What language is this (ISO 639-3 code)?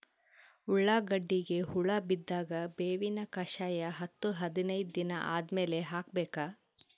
kan